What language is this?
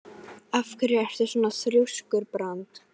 Icelandic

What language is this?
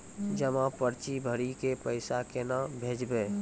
Maithili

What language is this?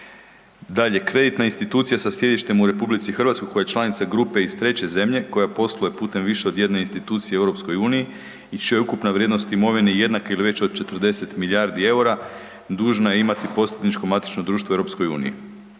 Croatian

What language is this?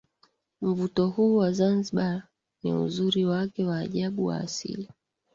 Swahili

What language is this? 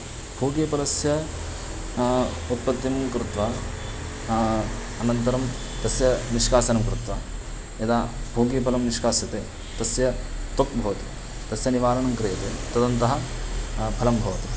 Sanskrit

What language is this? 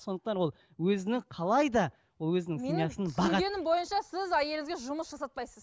Kazakh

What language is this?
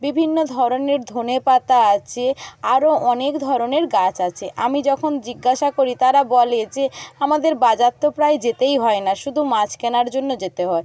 Bangla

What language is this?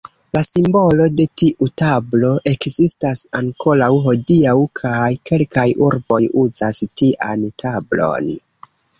Esperanto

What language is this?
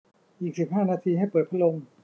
Thai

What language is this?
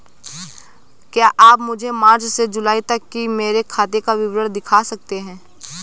Hindi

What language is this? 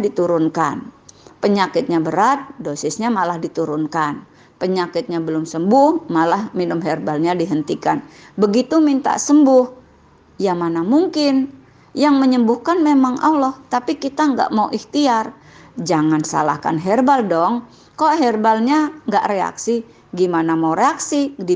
Indonesian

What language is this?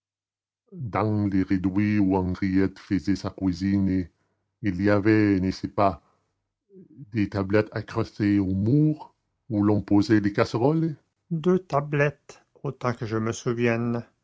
French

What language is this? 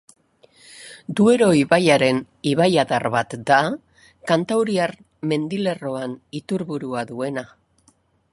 Basque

